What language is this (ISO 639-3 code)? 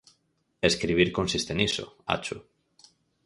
glg